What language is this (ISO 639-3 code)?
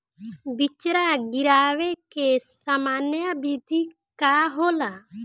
bho